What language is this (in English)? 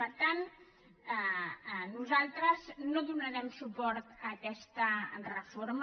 Catalan